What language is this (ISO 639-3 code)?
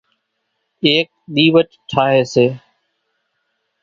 gjk